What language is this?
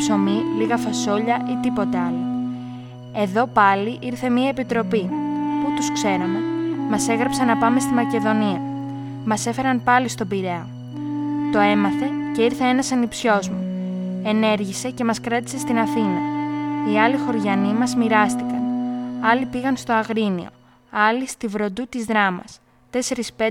Greek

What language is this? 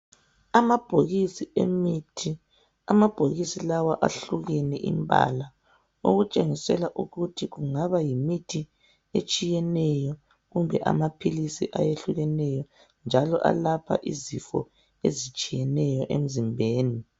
North Ndebele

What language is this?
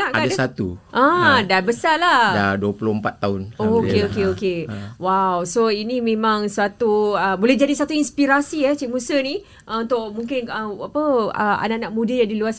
Malay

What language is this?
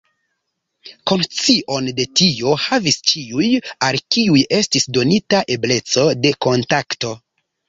Esperanto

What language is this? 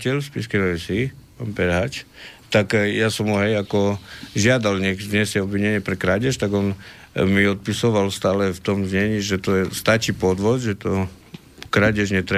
Slovak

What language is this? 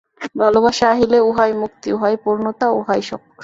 Bangla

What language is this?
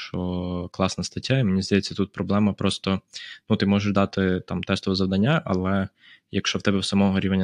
Ukrainian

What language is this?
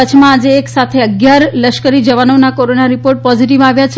Gujarati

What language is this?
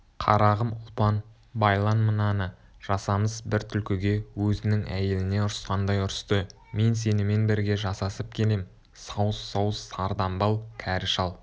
Kazakh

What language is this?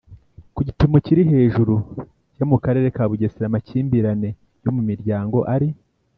Kinyarwanda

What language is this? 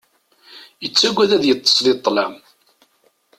Kabyle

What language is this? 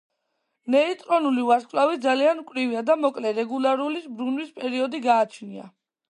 Georgian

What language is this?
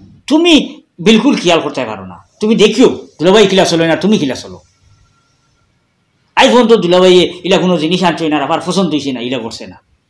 Bangla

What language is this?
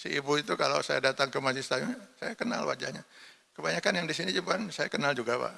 Indonesian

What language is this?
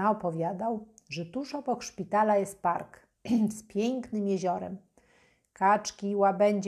Polish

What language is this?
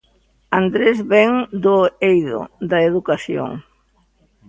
Galician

